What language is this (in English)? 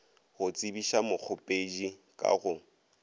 Northern Sotho